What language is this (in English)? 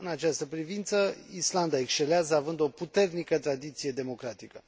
Romanian